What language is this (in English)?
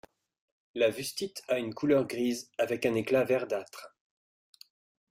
French